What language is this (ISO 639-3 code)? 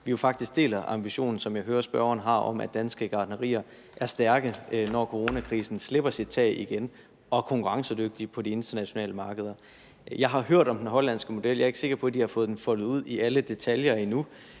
dan